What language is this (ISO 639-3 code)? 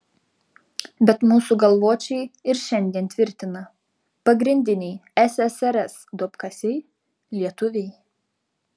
lit